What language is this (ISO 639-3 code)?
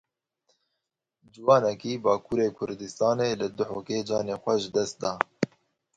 kur